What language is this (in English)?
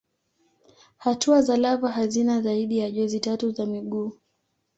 Swahili